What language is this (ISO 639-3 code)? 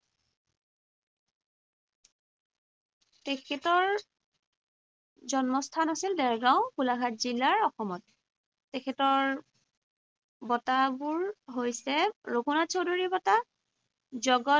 asm